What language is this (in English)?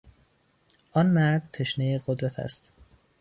Persian